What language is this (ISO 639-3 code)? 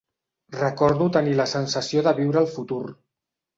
cat